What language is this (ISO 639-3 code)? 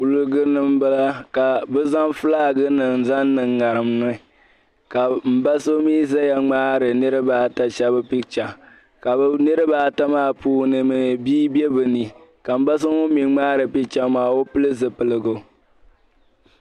dag